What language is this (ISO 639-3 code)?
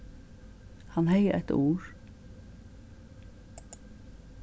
fao